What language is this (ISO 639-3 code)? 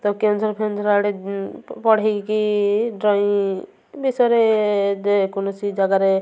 ori